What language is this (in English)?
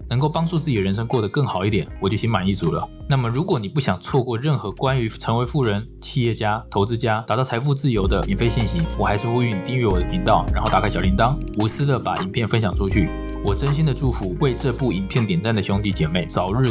Chinese